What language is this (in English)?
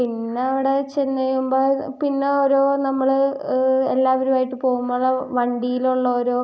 Malayalam